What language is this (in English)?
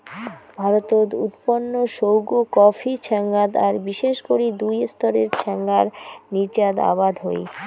Bangla